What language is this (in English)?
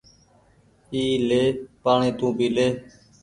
Goaria